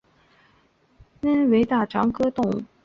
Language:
Chinese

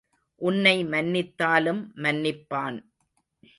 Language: Tamil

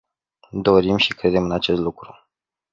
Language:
Romanian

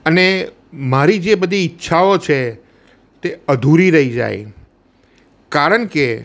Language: Gujarati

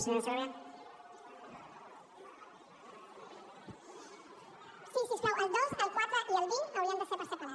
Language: Catalan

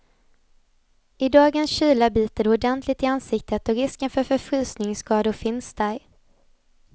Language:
Swedish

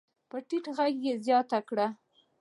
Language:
Pashto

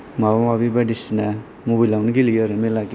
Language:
Bodo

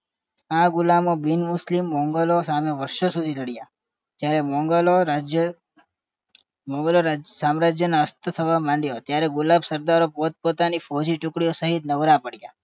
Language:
Gujarati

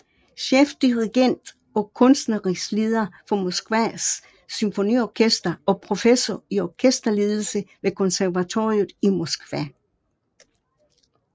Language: Danish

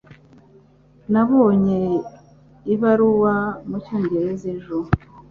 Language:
Kinyarwanda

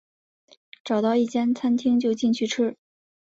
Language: Chinese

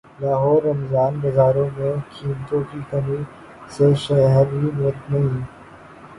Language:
Urdu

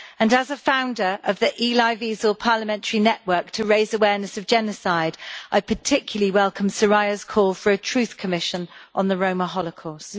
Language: English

